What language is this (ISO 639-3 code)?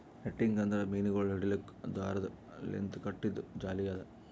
kan